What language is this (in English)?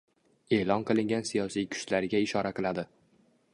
Uzbek